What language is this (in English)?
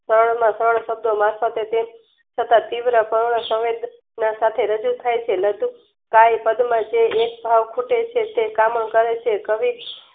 Gujarati